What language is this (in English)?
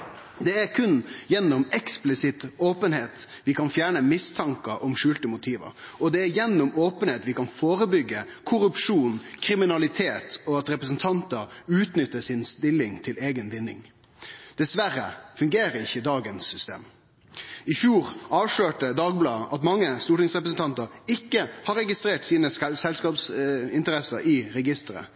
Norwegian Nynorsk